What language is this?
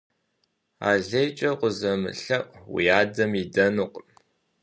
Kabardian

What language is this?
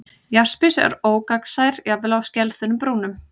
Icelandic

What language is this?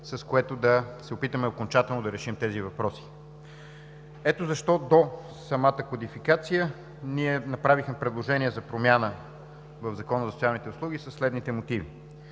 Bulgarian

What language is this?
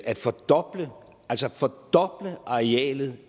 Danish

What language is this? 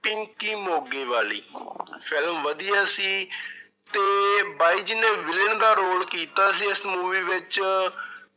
Punjabi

